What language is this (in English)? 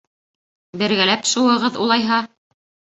Bashkir